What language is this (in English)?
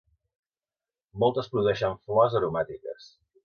Catalan